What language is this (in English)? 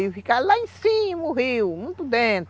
Portuguese